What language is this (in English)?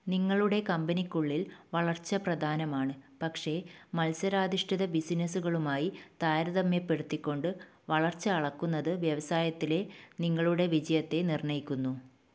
Malayalam